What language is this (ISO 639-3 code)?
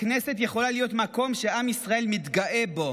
heb